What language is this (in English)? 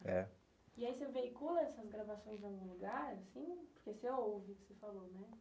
Portuguese